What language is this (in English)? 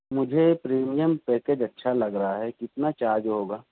Urdu